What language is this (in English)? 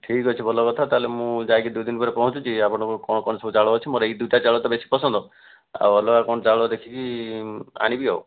Odia